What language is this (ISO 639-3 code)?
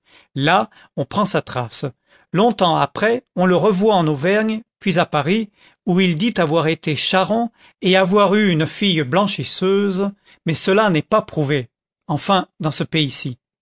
fra